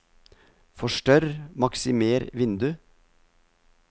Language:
Norwegian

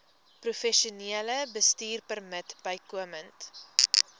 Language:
Afrikaans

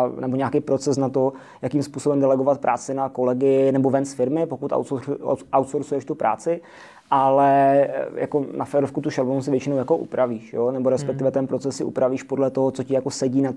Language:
Czech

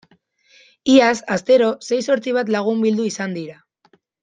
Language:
Basque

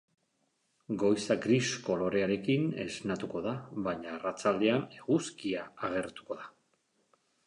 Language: Basque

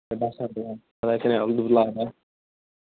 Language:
Kashmiri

